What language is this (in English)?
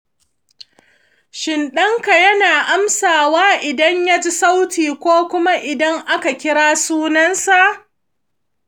Hausa